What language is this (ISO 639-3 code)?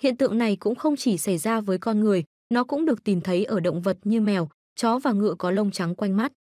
vie